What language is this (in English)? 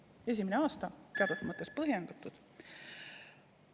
Estonian